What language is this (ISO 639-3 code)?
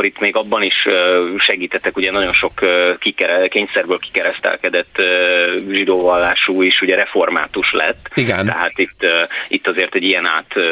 hun